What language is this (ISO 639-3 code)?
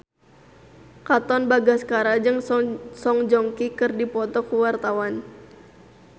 sun